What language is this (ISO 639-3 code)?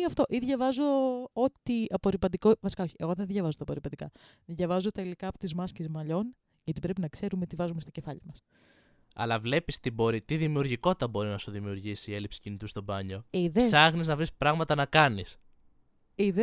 ell